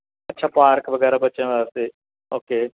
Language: Punjabi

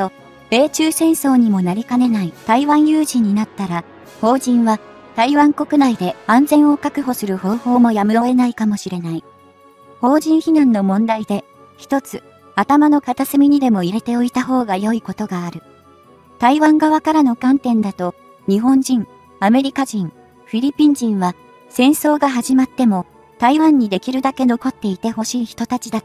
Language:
Japanese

